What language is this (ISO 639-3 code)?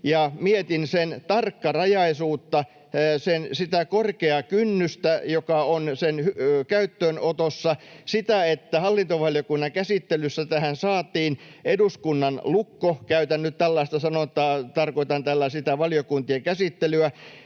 fin